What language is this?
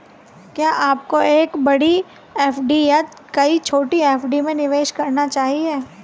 Hindi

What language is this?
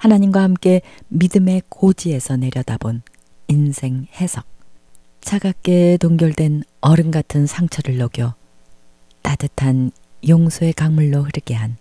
Korean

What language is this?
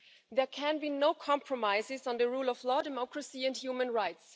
English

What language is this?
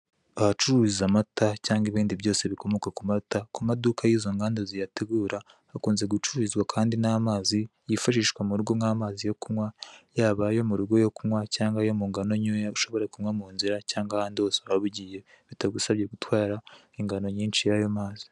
Kinyarwanda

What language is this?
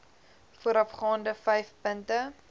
Afrikaans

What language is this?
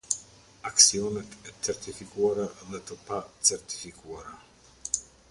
Albanian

